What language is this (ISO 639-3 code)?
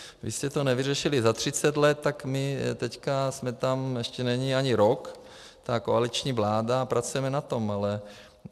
ces